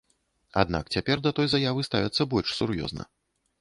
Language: Belarusian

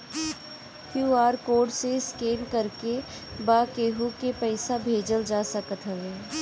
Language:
Bhojpuri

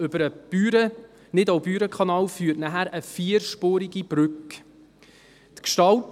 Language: Swiss German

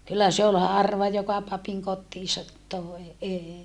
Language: Finnish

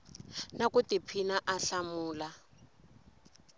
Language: Tsonga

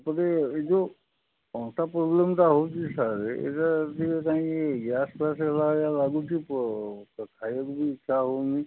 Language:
Odia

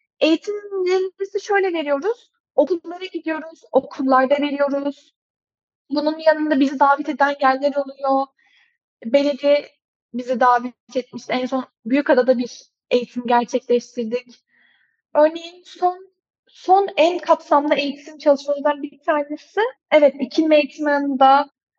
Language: Turkish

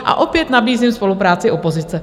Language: Czech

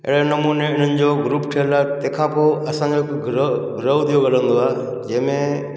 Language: Sindhi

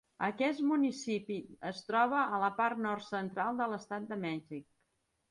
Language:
Catalan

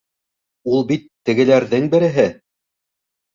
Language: Bashkir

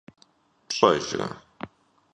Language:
Kabardian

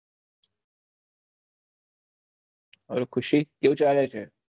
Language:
Gujarati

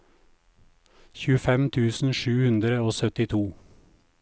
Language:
Norwegian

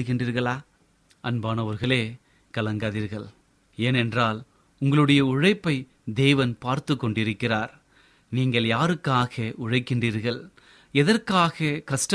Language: Tamil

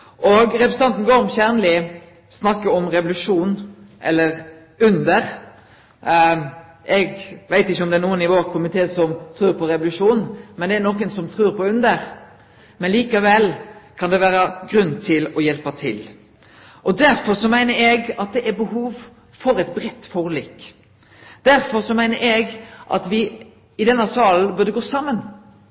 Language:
Norwegian Nynorsk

